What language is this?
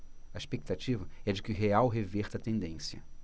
Portuguese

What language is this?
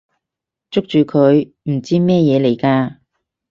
Cantonese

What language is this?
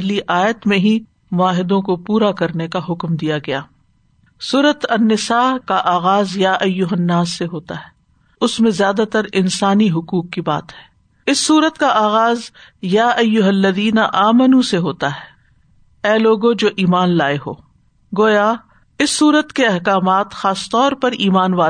Urdu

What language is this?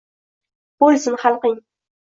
Uzbek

